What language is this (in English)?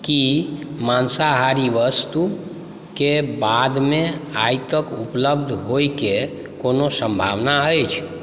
Maithili